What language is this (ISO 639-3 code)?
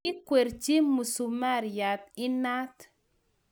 kln